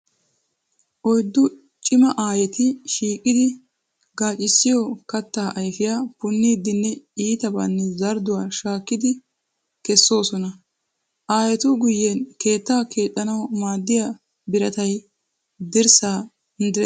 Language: Wolaytta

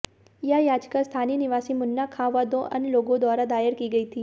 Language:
Hindi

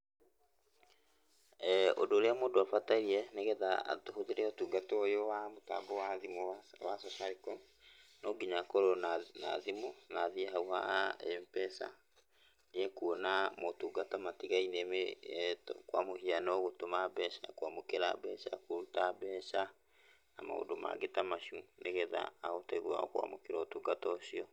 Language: Kikuyu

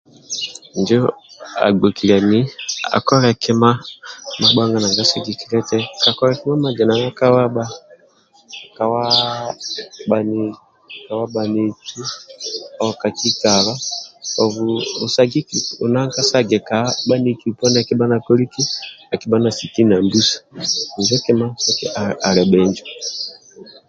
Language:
Amba (Uganda)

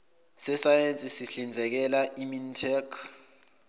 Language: Zulu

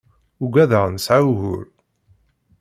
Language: Kabyle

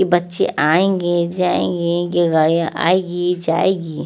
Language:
Hindi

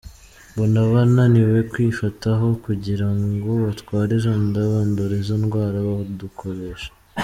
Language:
Kinyarwanda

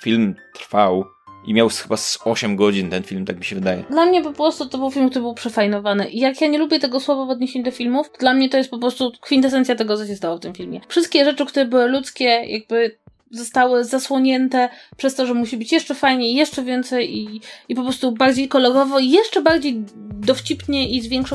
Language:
Polish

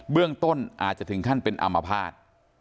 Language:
Thai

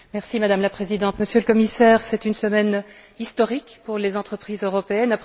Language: French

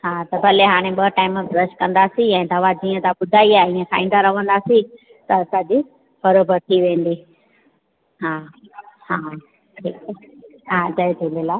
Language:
Sindhi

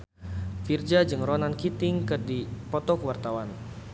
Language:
Sundanese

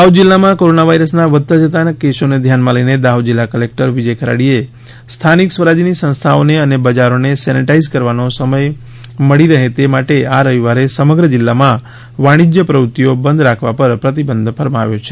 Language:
Gujarati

